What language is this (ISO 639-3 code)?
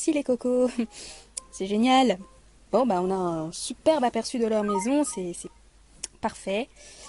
fra